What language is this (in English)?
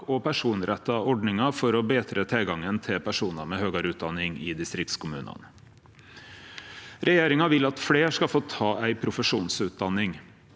Norwegian